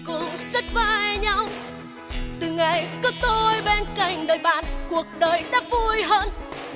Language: Vietnamese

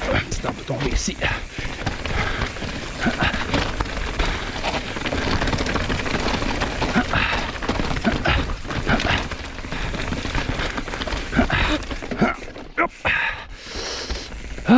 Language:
French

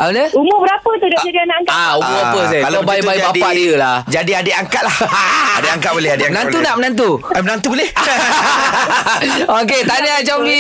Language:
Malay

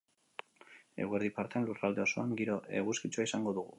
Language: Basque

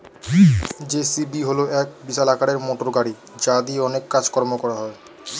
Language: Bangla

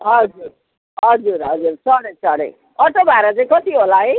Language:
Nepali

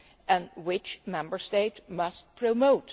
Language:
English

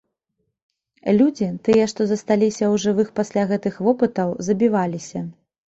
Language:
Belarusian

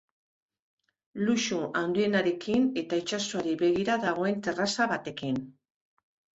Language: Basque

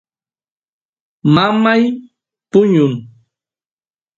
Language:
Santiago del Estero Quichua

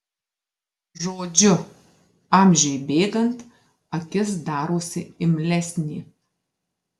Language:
Lithuanian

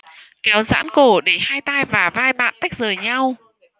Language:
Vietnamese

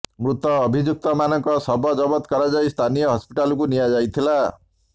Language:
Odia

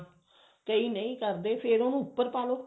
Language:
Punjabi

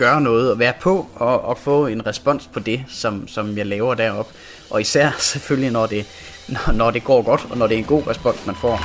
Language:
Danish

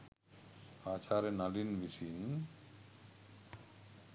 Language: Sinhala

